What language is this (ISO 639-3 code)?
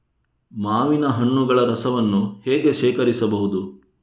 kan